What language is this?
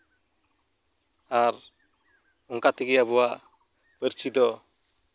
Santali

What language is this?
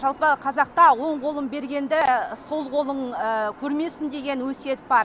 Kazakh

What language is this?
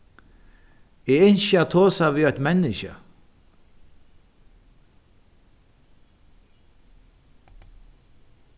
Faroese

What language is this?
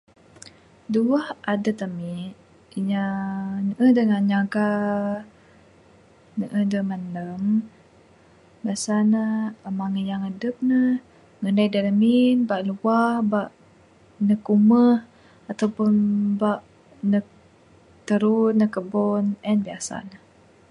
Bukar-Sadung Bidayuh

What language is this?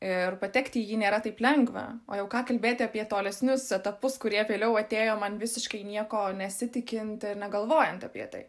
Lithuanian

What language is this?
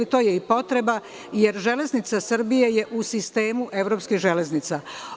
Serbian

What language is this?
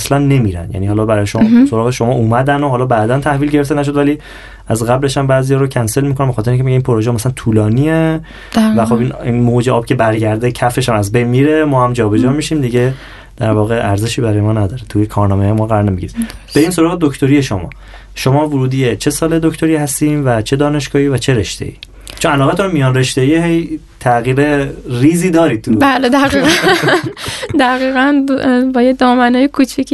Persian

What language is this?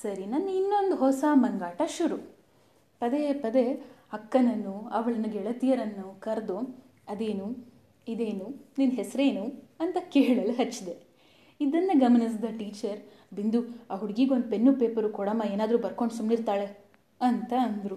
Kannada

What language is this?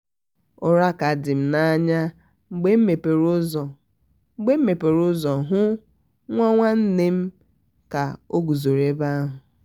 Igbo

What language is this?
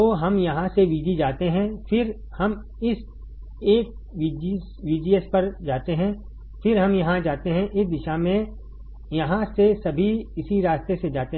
Hindi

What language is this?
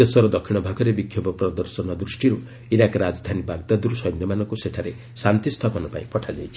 Odia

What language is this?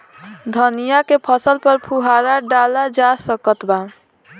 Bhojpuri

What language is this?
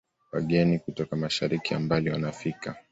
Swahili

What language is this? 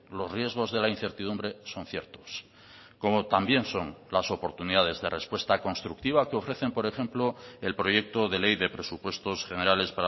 Spanish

